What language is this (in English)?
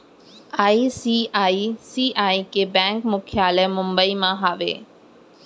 Chhattisgarhi